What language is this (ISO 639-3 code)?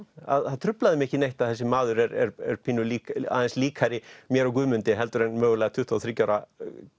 isl